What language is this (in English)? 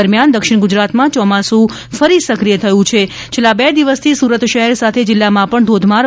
Gujarati